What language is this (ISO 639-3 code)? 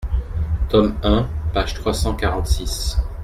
fra